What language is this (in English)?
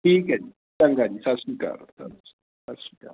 Punjabi